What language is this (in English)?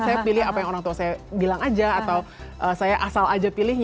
Indonesian